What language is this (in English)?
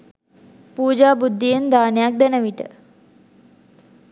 Sinhala